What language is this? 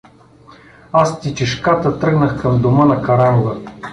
Bulgarian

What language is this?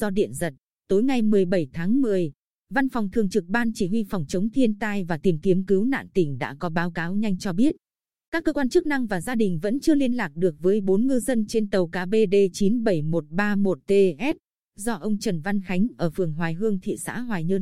Vietnamese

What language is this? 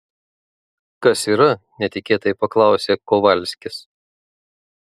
Lithuanian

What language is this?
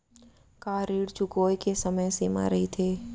Chhattisgarhi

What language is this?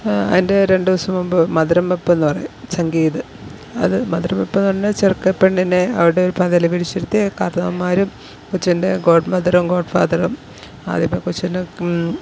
Malayalam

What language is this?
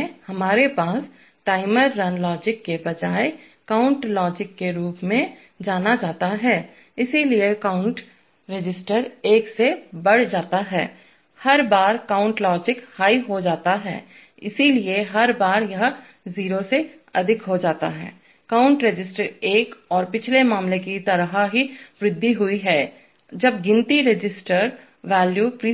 Hindi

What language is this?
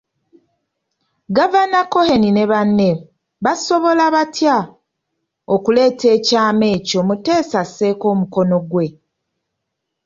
Ganda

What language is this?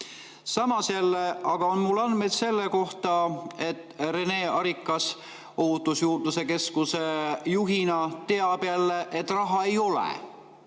Estonian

